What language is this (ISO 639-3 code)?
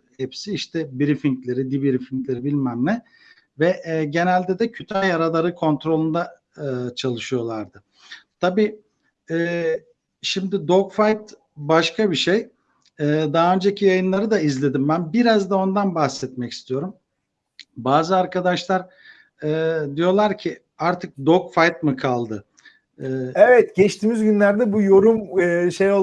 tur